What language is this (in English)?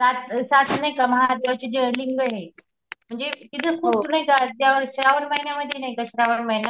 Marathi